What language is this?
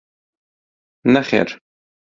Central Kurdish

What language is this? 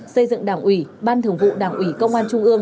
Vietnamese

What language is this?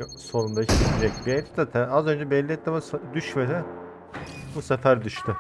Turkish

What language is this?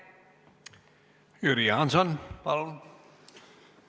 Estonian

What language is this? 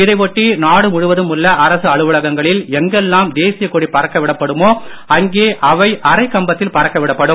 Tamil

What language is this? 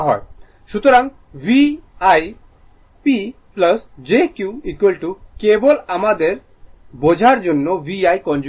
Bangla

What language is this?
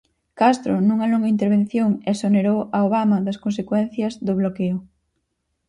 Galician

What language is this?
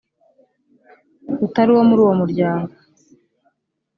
Kinyarwanda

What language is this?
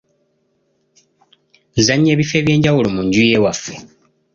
Ganda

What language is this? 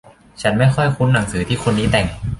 Thai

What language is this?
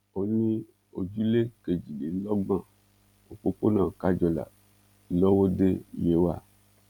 Yoruba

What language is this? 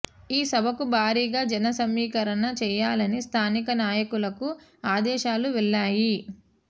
Telugu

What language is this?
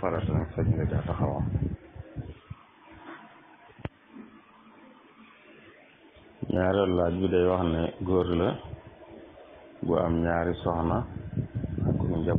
Arabic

